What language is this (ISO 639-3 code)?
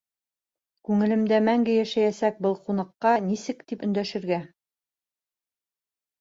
bak